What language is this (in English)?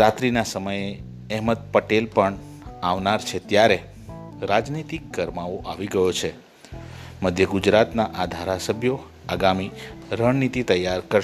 Gujarati